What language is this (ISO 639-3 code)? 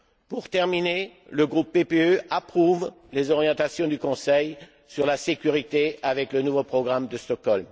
fra